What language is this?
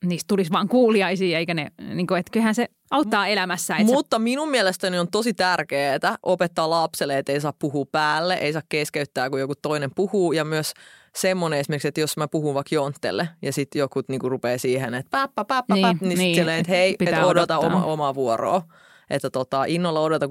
Finnish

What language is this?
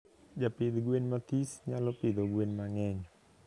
Luo (Kenya and Tanzania)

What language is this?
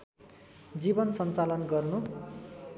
Nepali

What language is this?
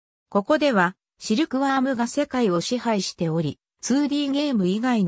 Japanese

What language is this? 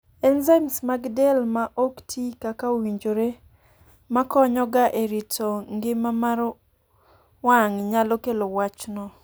Luo (Kenya and Tanzania)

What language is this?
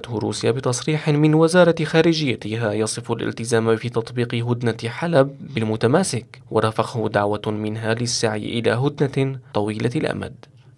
Arabic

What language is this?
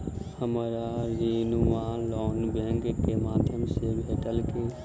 Maithili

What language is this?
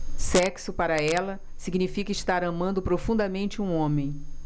Portuguese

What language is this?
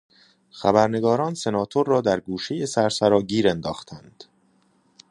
Persian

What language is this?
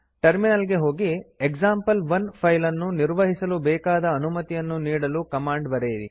Kannada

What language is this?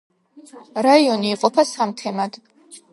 Georgian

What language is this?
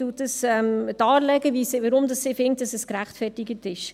Swiss German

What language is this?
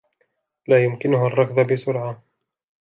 Arabic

